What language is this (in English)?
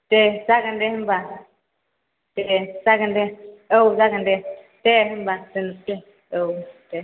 Bodo